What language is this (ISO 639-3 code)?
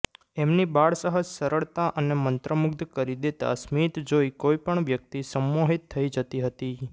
guj